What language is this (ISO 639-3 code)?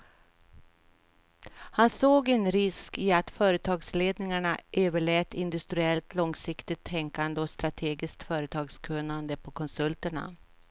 swe